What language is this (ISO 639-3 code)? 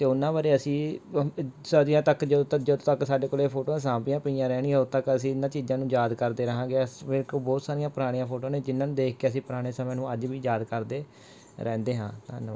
pan